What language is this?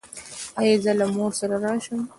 Pashto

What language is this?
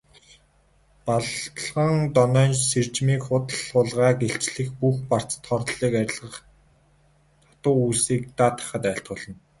Mongolian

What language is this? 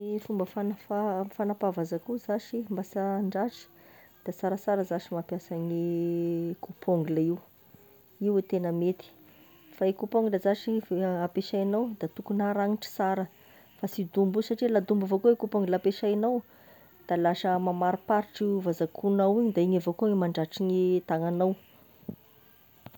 Tesaka Malagasy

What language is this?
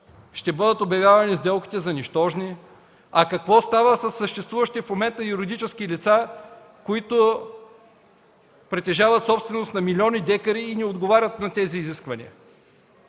Bulgarian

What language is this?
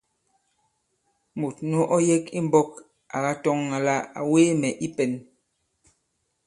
Bankon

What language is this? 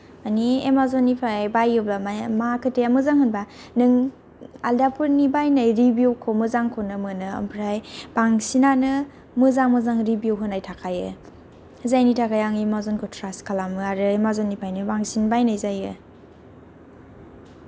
Bodo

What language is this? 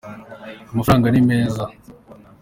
Kinyarwanda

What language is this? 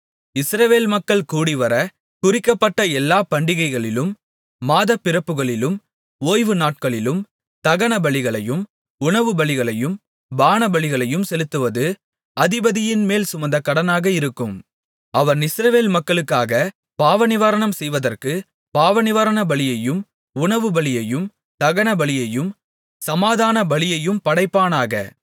Tamil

